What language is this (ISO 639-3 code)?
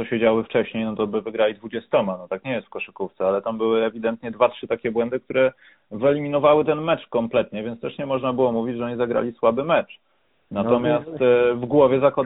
pol